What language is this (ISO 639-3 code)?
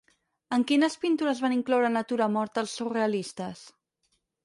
cat